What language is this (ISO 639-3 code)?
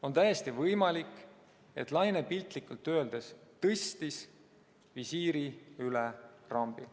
est